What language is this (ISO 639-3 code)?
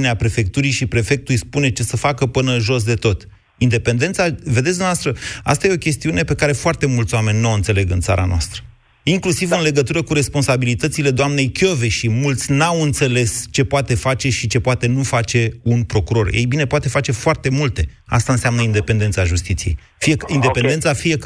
ron